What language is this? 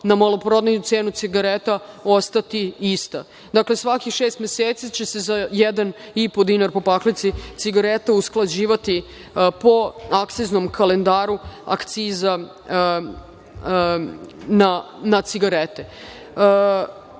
Serbian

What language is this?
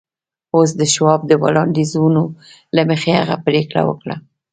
Pashto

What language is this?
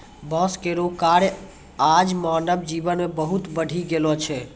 Maithili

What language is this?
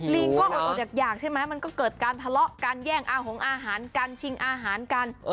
Thai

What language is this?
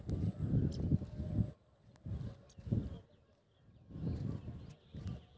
Maithili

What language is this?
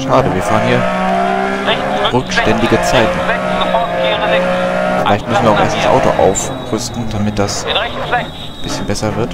German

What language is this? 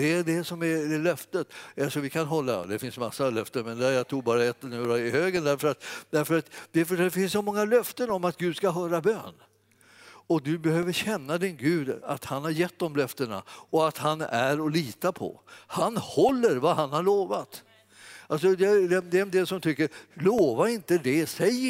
Swedish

